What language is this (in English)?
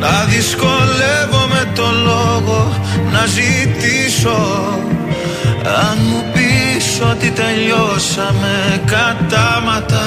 Greek